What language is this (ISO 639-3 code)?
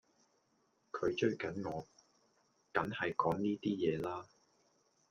yue